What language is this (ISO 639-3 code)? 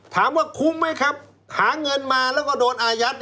tha